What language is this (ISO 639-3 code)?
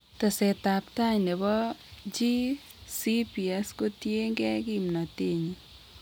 kln